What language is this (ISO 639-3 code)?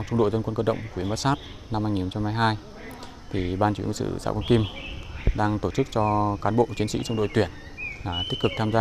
vie